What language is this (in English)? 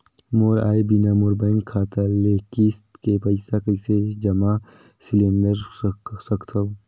Chhattisgarhi